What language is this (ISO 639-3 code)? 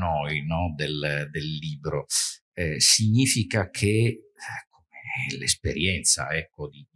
ita